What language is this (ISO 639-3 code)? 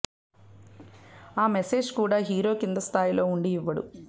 tel